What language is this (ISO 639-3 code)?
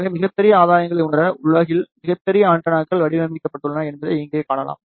tam